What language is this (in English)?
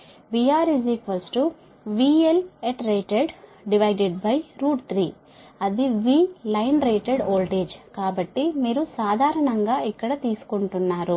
Telugu